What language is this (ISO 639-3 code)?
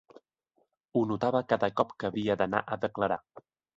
cat